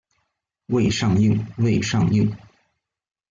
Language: Chinese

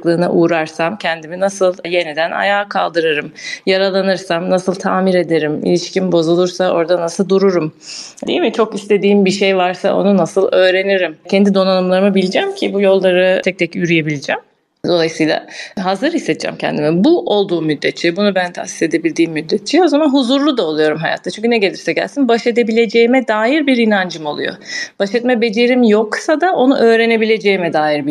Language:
Turkish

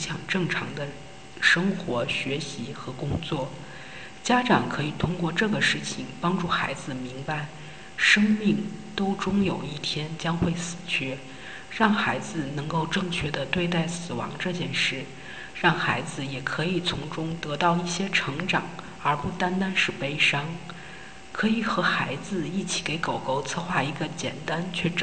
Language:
Chinese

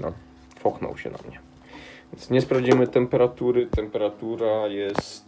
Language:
Polish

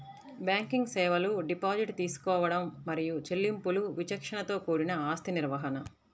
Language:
Telugu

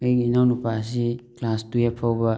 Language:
Manipuri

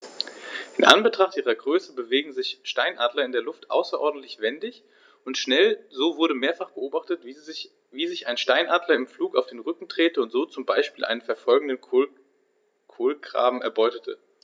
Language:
German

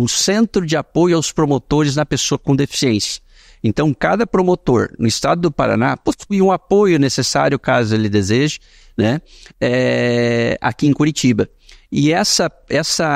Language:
Portuguese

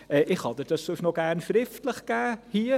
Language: Swiss German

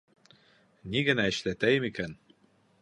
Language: Bashkir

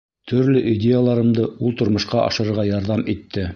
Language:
Bashkir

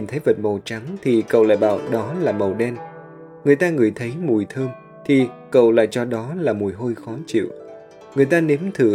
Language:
Vietnamese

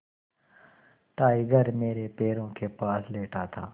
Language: Hindi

